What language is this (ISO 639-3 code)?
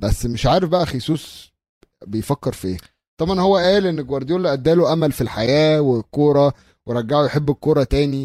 ara